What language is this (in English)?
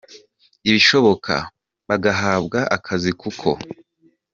Kinyarwanda